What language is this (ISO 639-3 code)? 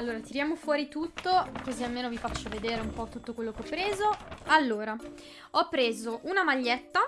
ita